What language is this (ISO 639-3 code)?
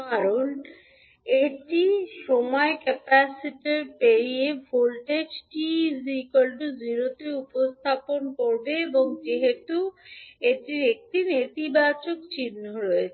ben